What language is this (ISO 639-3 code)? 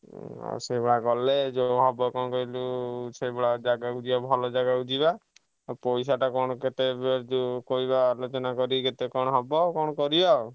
ori